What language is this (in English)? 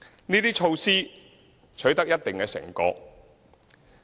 Cantonese